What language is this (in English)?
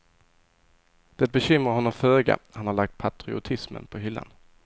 Swedish